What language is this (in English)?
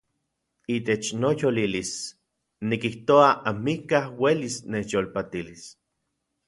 Central Puebla Nahuatl